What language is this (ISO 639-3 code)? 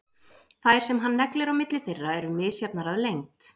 isl